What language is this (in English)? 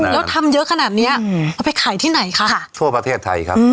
Thai